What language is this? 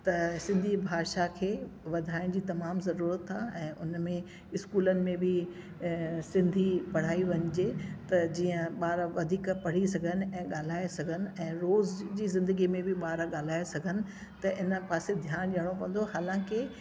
Sindhi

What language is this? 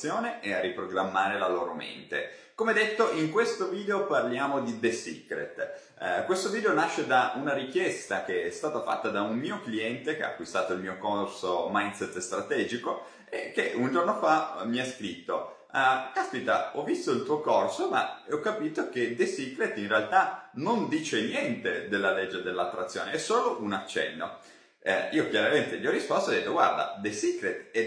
Italian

